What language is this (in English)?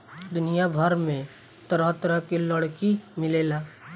Bhojpuri